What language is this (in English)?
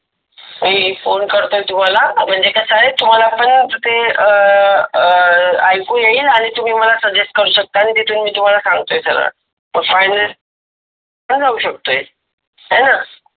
Marathi